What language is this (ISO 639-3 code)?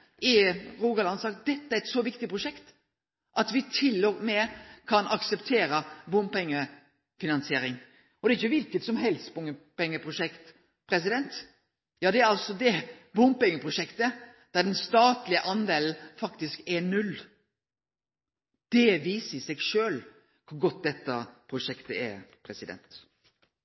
nno